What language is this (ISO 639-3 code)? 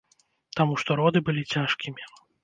bel